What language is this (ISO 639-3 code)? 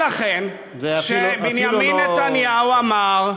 heb